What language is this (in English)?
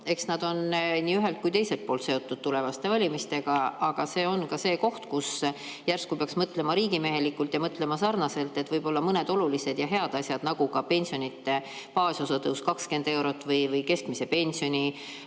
Estonian